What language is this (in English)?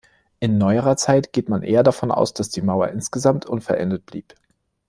German